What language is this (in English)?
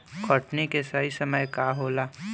Bhojpuri